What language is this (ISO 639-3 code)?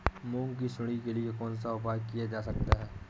hin